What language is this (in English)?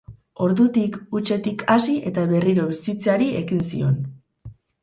Basque